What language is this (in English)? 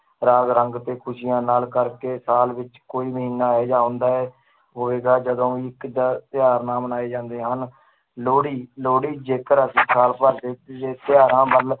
Punjabi